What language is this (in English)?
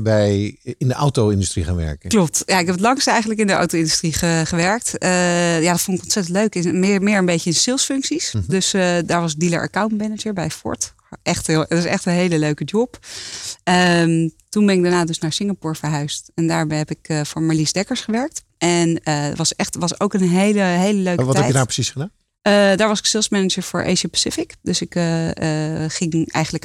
Dutch